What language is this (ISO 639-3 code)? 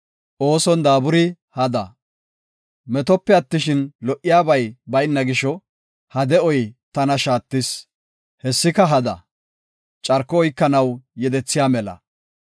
gof